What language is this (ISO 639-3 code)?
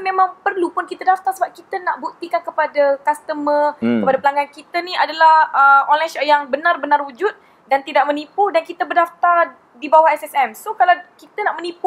msa